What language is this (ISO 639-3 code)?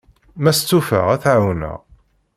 kab